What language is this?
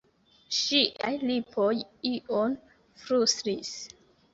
Esperanto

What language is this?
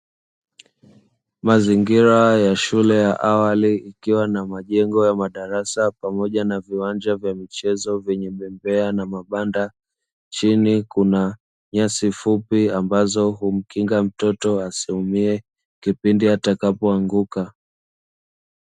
Swahili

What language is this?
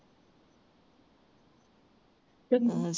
Punjabi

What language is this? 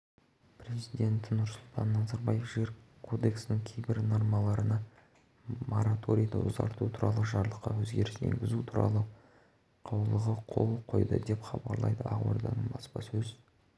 Kazakh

